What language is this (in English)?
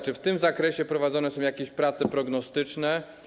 Polish